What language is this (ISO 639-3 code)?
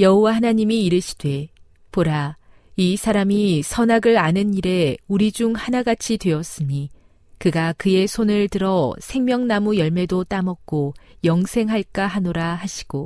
kor